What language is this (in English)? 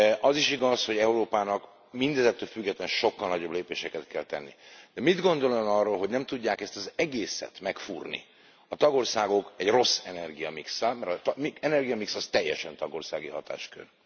Hungarian